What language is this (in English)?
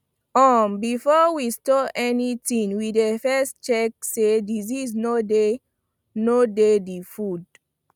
Nigerian Pidgin